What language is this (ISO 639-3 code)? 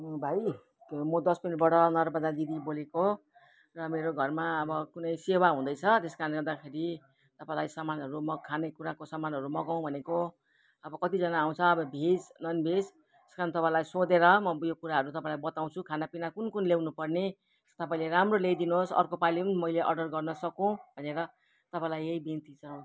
nep